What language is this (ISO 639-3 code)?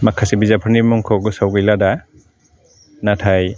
brx